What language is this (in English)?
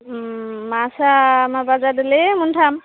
Bodo